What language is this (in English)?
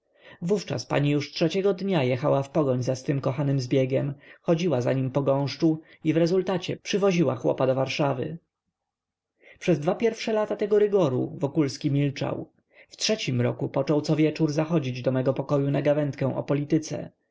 Polish